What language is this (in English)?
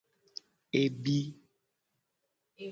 Gen